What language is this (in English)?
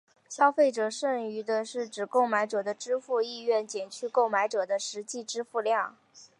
Chinese